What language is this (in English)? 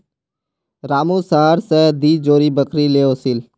Magahi